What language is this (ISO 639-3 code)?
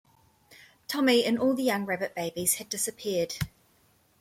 eng